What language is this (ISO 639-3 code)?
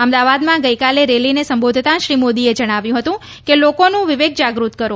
guj